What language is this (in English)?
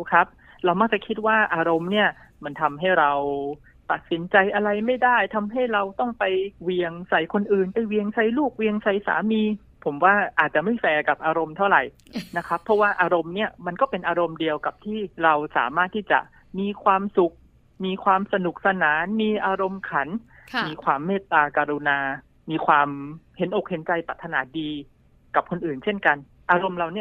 Thai